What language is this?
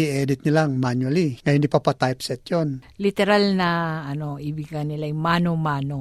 Filipino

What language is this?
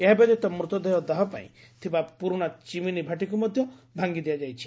Odia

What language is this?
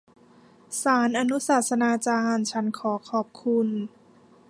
Thai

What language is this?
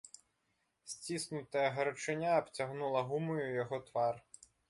Belarusian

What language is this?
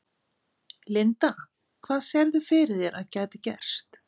Icelandic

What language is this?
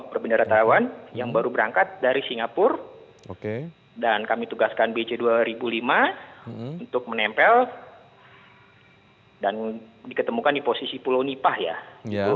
Indonesian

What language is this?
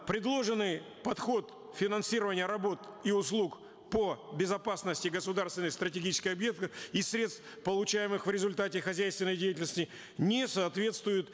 Kazakh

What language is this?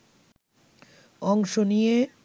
Bangla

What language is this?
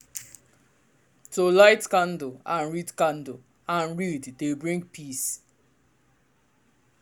Nigerian Pidgin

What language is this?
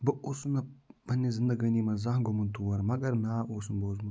Kashmiri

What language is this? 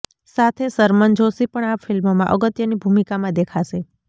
Gujarati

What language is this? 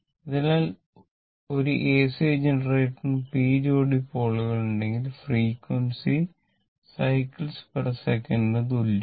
Malayalam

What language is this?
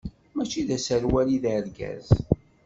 Kabyle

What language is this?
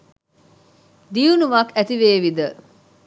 Sinhala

